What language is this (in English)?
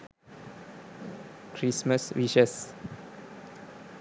Sinhala